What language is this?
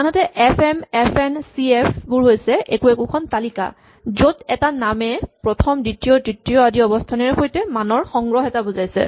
Assamese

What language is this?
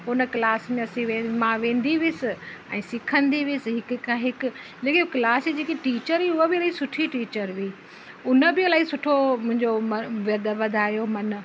Sindhi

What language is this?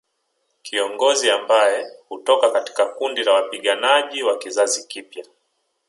Swahili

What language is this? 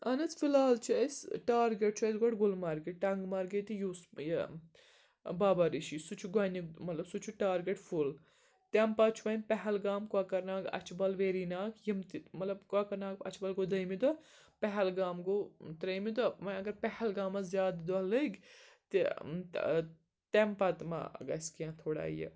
Kashmiri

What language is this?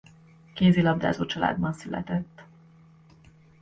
Hungarian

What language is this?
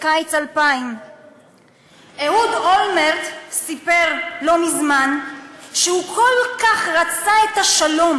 Hebrew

